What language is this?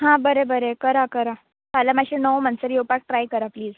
Konkani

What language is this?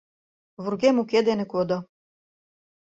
Mari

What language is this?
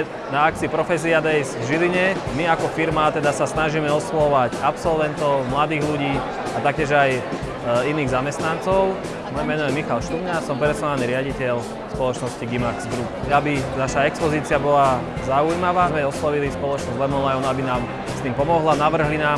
Slovak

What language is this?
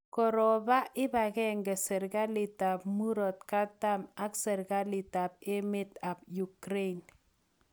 Kalenjin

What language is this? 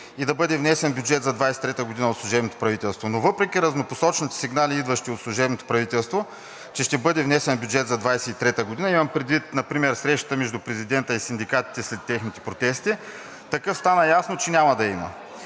Bulgarian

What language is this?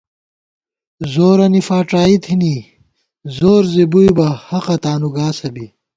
Gawar-Bati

